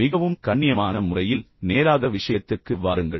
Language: Tamil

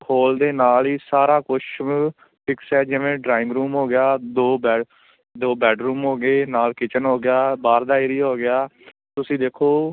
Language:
Punjabi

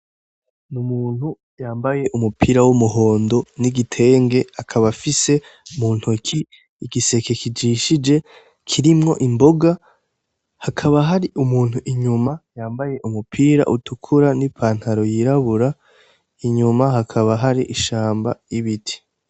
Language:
Rundi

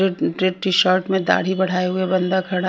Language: Hindi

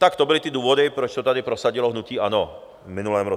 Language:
Czech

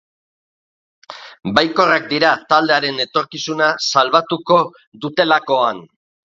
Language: Basque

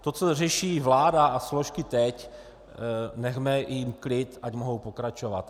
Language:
Czech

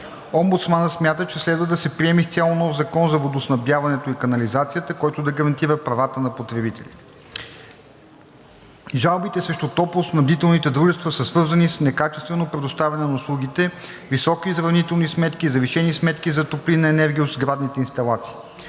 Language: Bulgarian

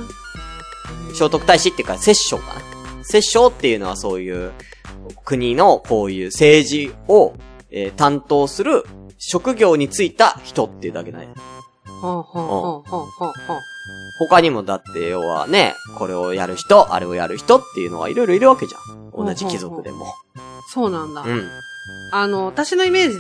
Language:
Japanese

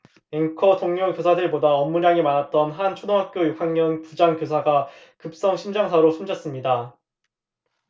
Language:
Korean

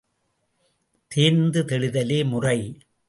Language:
Tamil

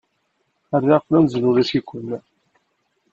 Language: Kabyle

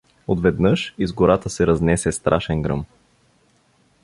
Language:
Bulgarian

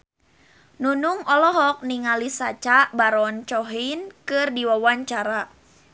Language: Sundanese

